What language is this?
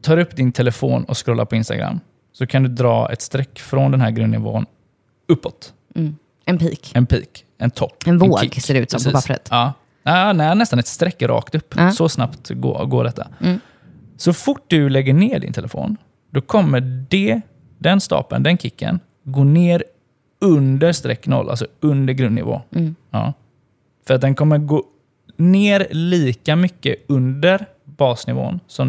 Swedish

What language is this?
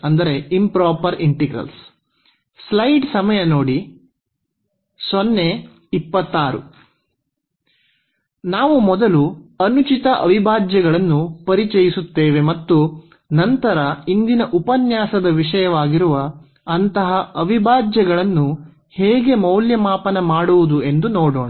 Kannada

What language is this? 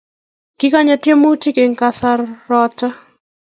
Kalenjin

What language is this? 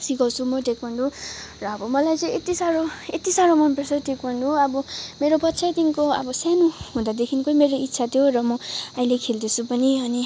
Nepali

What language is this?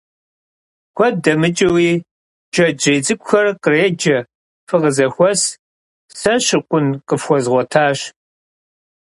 Kabardian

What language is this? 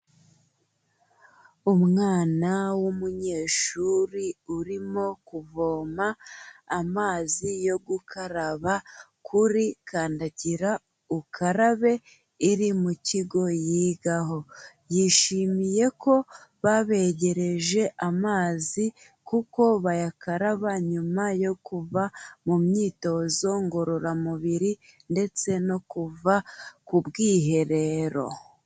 Kinyarwanda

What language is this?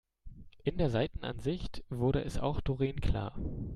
German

